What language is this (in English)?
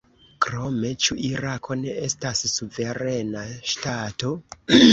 Esperanto